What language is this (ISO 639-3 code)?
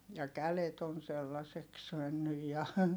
fin